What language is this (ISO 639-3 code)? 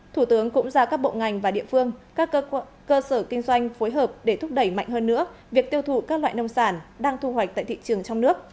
vie